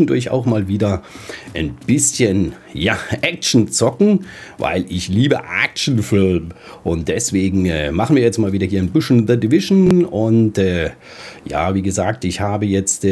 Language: German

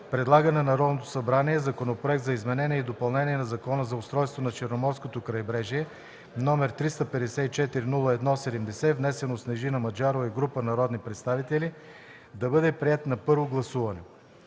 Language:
Bulgarian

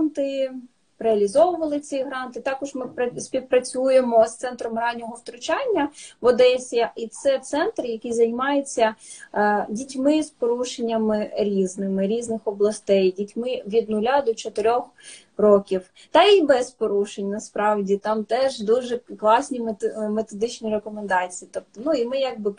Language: Ukrainian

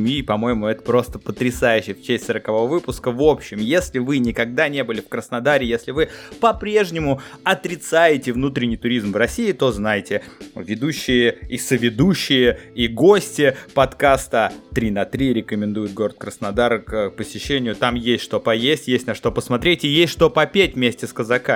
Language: Russian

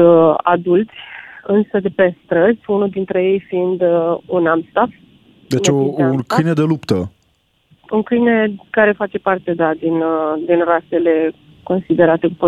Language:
Romanian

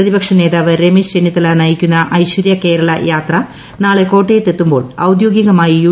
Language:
Malayalam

